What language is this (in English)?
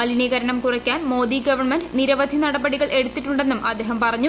Malayalam